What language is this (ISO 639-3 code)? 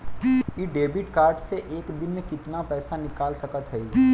bho